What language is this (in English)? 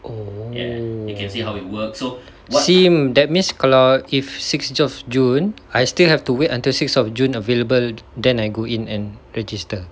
English